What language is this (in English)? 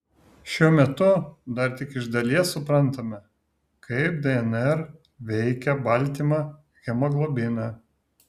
Lithuanian